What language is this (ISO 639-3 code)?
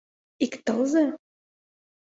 chm